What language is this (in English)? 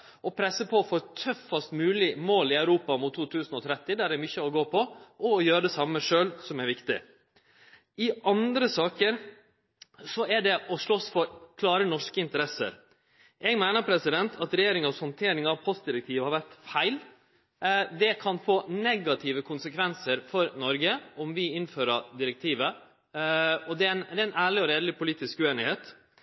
Norwegian Nynorsk